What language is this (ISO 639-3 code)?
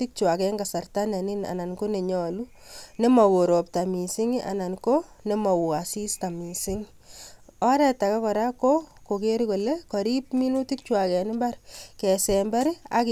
kln